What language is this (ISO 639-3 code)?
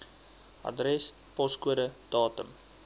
afr